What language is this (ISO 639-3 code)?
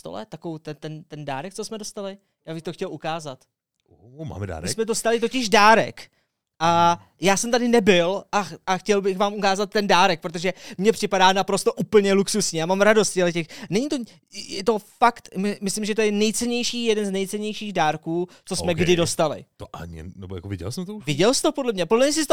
ces